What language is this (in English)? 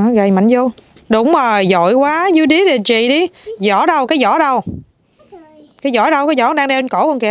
Vietnamese